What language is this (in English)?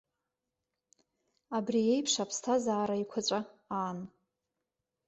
Abkhazian